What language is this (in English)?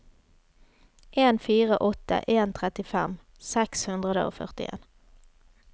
Norwegian